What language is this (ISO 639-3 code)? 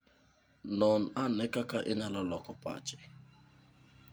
luo